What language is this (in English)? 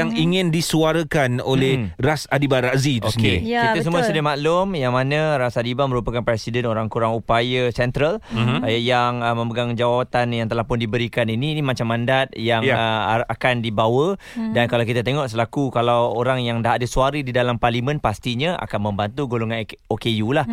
Malay